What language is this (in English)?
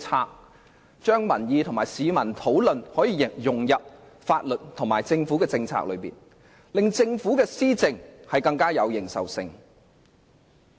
Cantonese